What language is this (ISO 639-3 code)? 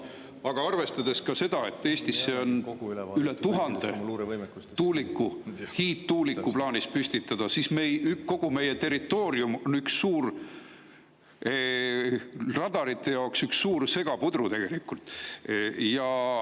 est